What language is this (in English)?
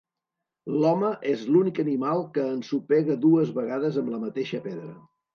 Catalan